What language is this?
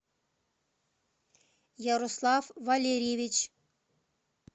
Russian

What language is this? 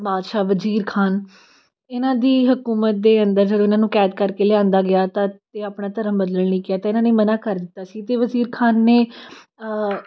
Punjabi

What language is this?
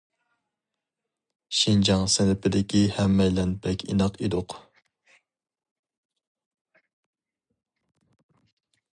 Uyghur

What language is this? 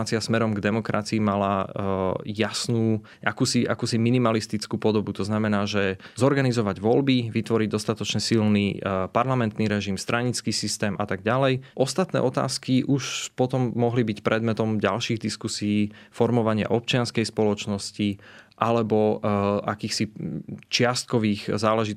Slovak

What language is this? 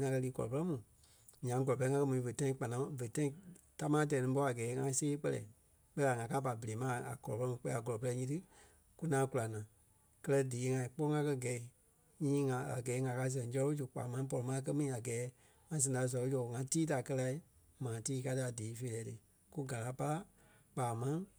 Kpelle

